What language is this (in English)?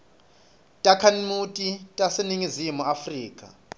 Swati